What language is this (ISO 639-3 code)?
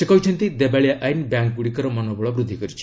ori